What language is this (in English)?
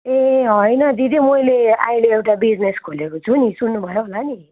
Nepali